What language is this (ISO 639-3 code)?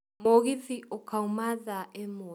kik